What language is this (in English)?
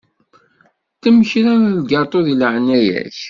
Kabyle